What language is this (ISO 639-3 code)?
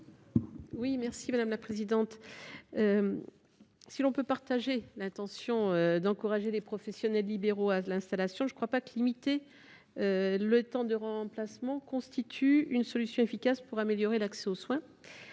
fra